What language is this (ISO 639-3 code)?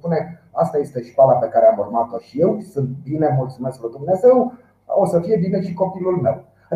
ron